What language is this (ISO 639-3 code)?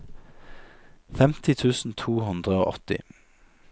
nor